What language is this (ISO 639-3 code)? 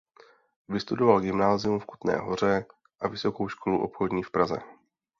ces